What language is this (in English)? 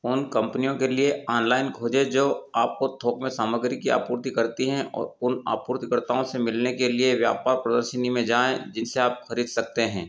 Hindi